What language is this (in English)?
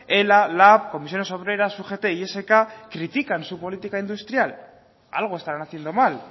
Spanish